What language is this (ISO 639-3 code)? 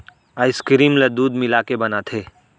hne